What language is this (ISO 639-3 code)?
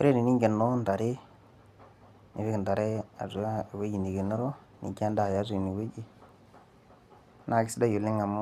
mas